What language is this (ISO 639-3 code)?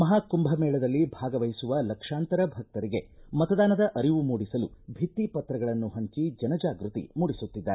kan